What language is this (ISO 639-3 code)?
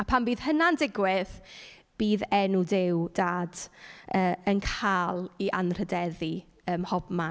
cym